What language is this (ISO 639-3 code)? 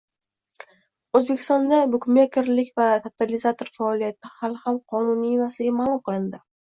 uzb